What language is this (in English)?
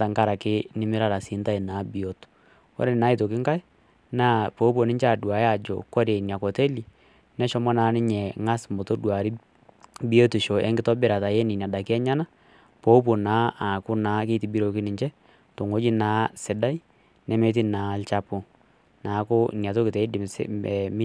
Masai